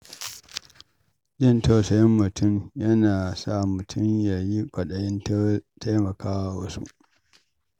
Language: Hausa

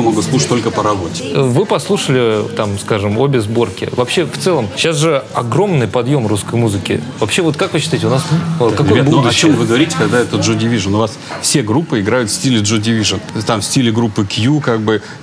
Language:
Russian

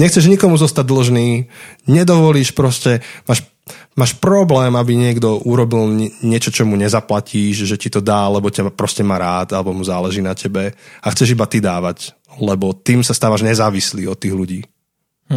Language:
Slovak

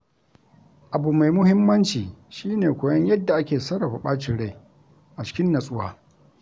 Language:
Hausa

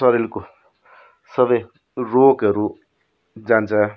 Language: Nepali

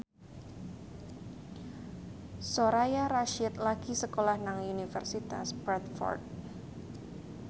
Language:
Javanese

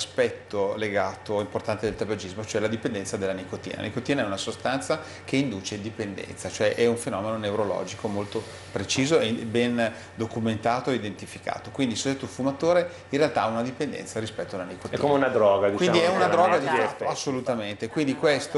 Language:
Italian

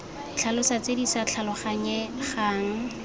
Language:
Tswana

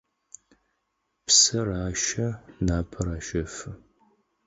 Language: Adyghe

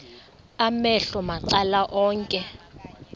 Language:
Xhosa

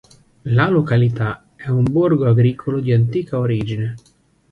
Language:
Italian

